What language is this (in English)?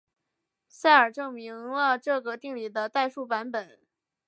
Chinese